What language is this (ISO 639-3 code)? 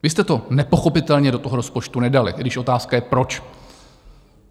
ces